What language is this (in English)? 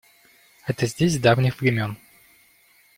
Russian